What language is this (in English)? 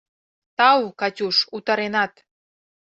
Mari